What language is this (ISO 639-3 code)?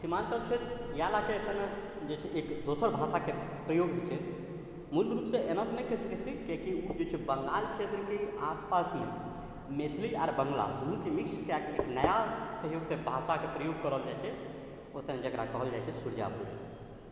mai